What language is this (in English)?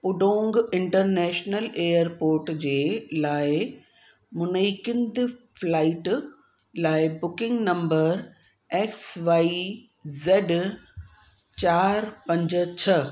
Sindhi